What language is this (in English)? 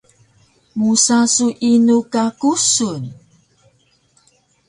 Taroko